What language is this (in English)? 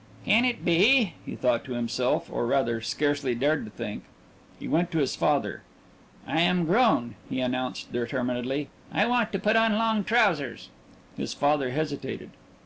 English